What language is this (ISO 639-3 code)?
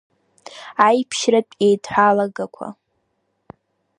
abk